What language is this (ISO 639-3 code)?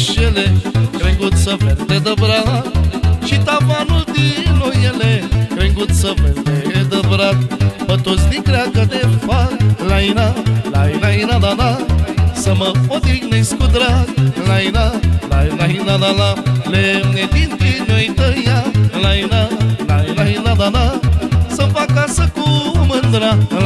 ron